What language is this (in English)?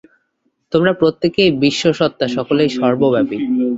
Bangla